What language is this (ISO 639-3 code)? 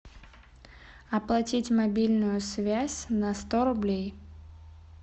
rus